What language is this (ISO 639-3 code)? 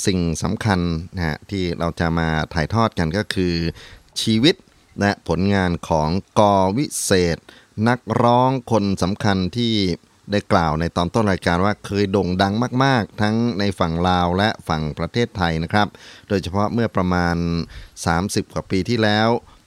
tha